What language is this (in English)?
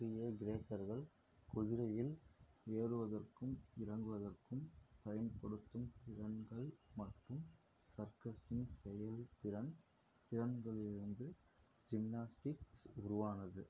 Tamil